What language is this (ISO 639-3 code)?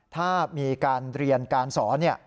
tha